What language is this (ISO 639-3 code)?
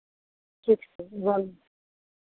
mai